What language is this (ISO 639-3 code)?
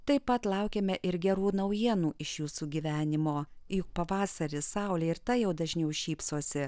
lit